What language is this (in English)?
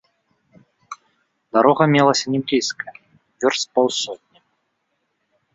Belarusian